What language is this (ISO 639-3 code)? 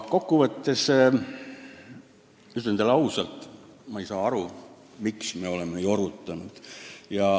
est